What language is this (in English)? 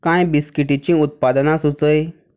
Konkani